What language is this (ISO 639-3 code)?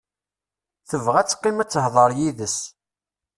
kab